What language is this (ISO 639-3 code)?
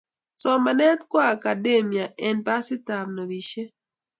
kln